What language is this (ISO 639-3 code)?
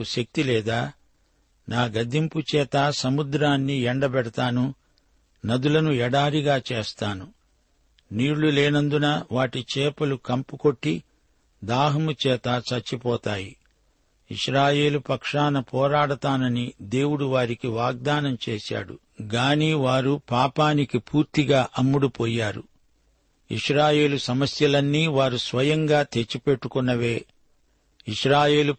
tel